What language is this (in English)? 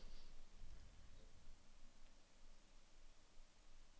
Norwegian